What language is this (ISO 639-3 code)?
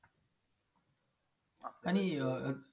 mar